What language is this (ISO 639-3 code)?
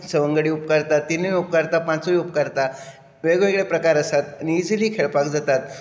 kok